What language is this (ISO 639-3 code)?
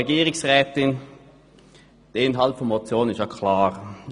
gsw